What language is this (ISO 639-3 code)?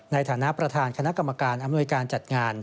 tha